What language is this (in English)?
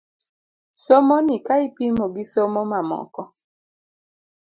Luo (Kenya and Tanzania)